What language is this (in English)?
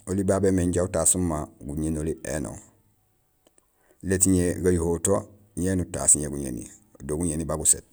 Gusilay